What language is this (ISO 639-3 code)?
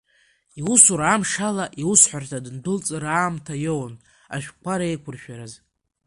abk